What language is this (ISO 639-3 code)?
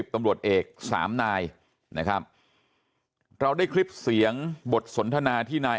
tha